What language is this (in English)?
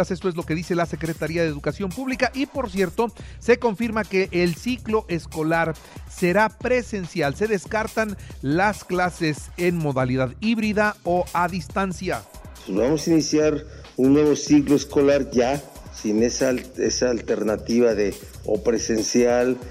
Spanish